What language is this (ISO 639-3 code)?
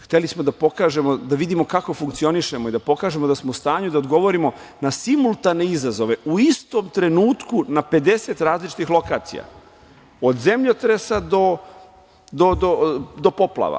srp